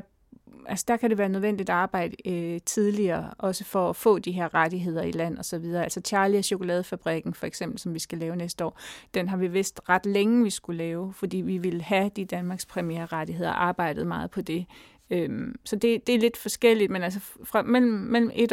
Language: Danish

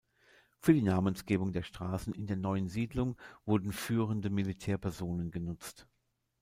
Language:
German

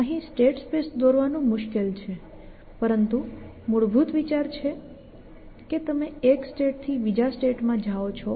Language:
Gujarati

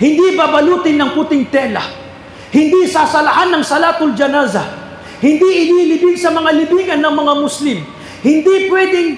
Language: Filipino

